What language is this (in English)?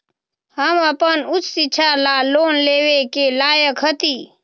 Magahi